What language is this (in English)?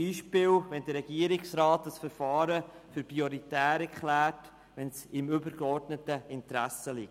Swiss German